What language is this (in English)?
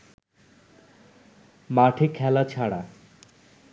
Bangla